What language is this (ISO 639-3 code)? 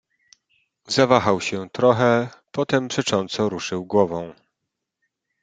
pol